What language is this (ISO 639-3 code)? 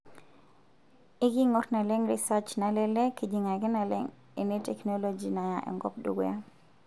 mas